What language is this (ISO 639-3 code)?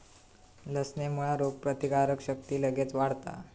mar